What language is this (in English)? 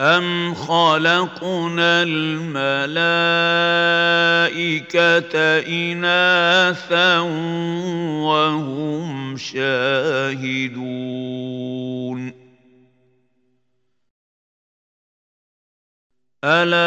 Arabic